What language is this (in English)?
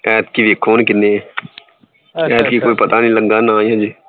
Punjabi